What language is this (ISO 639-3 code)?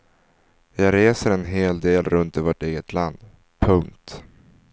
swe